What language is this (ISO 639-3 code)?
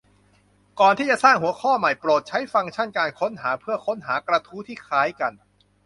tha